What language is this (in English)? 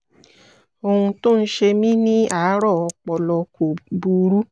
Yoruba